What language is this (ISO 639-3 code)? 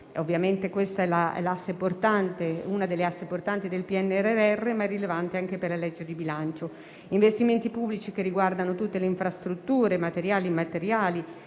ita